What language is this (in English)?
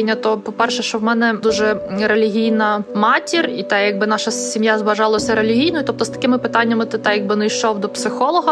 Ukrainian